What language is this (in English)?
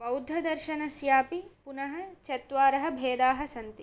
Sanskrit